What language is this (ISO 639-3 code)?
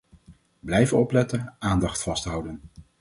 nld